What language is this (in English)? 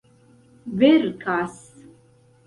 Esperanto